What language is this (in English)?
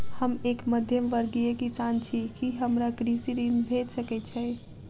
Maithili